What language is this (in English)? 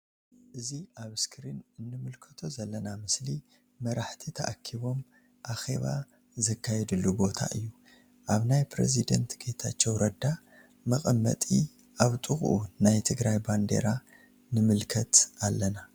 Tigrinya